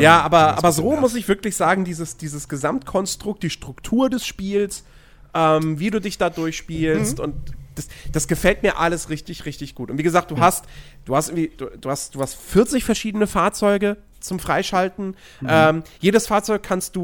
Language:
German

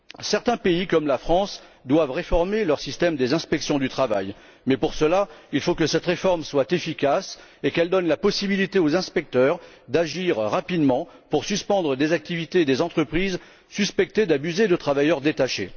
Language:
French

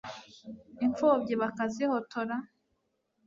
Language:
Kinyarwanda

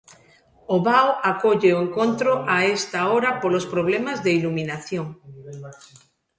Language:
Galician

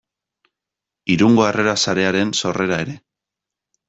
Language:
Basque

